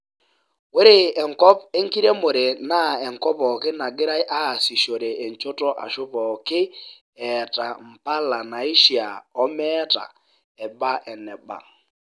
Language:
Masai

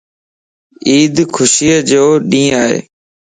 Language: Lasi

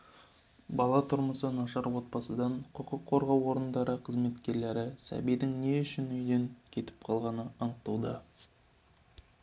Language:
Kazakh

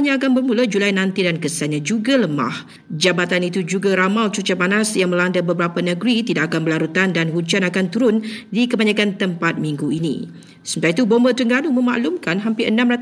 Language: Malay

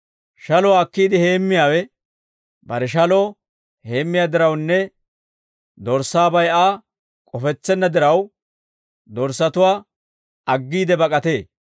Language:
Dawro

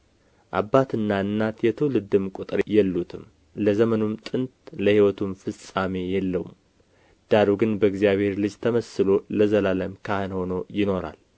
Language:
Amharic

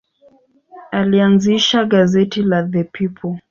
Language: Swahili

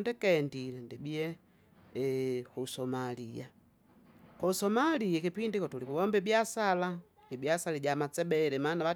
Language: Kinga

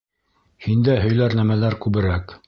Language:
Bashkir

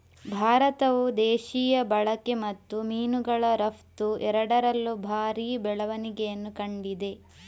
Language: Kannada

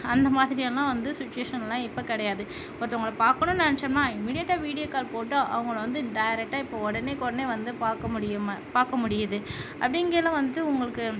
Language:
Tamil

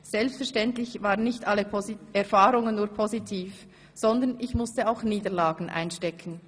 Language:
Swiss German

